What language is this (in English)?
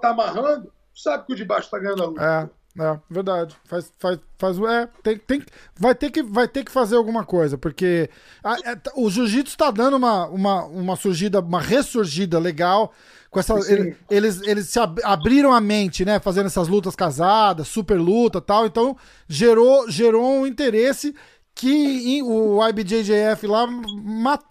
Portuguese